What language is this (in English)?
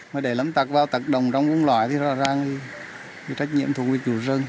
Vietnamese